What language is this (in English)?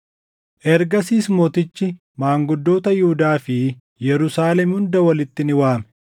Oromo